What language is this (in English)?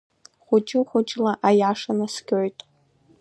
Abkhazian